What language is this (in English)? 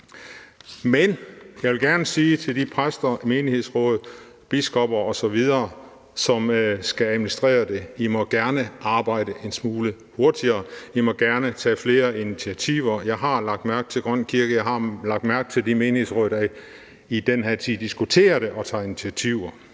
Danish